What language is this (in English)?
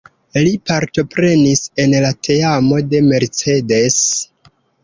Esperanto